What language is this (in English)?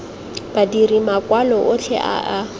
Tswana